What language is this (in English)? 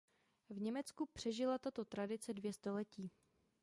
Czech